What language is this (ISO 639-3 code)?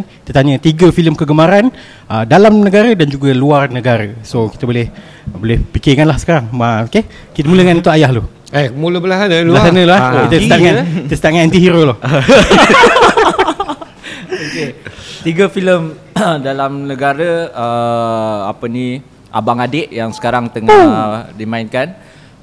msa